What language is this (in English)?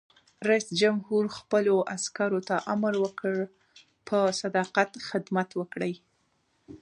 Pashto